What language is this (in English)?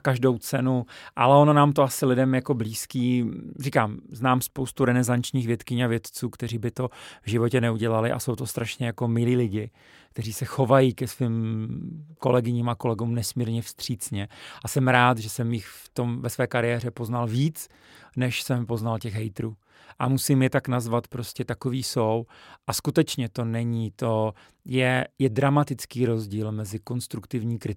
Czech